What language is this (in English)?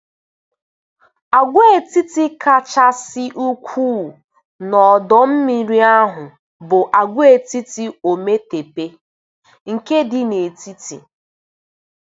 Igbo